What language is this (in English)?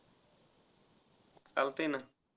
Marathi